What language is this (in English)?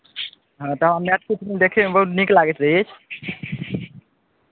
Maithili